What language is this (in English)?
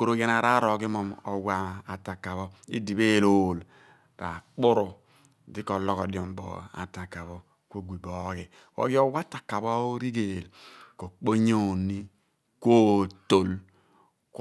Abua